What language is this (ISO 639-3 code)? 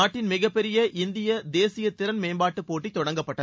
tam